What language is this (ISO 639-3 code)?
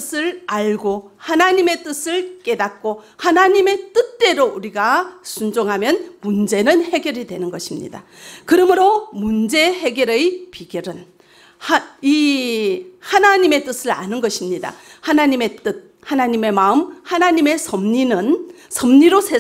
kor